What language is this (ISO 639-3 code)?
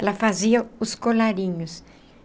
por